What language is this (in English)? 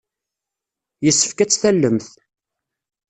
Kabyle